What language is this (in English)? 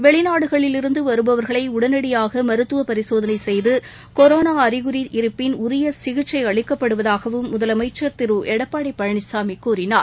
Tamil